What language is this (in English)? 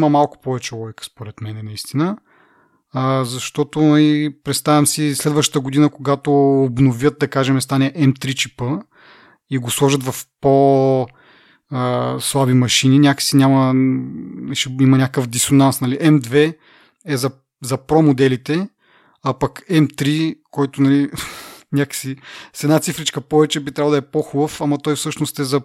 Bulgarian